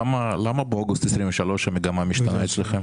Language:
Hebrew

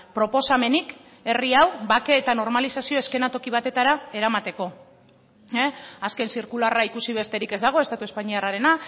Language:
Basque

